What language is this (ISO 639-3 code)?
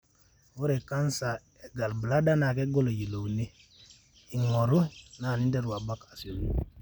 mas